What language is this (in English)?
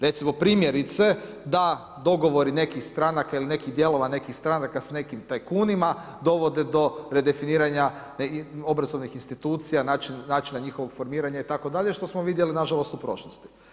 Croatian